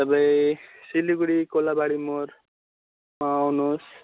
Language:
Nepali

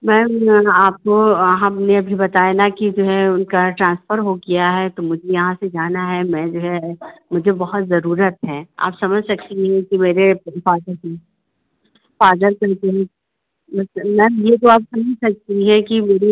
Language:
Hindi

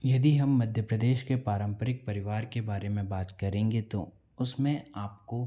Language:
Hindi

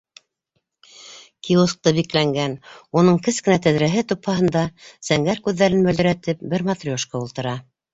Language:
Bashkir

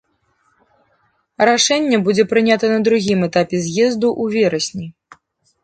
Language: Belarusian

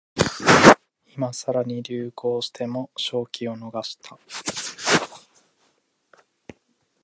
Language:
Japanese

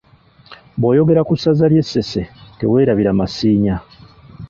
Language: Ganda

